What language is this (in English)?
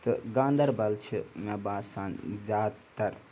Kashmiri